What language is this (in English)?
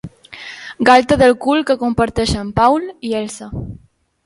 Catalan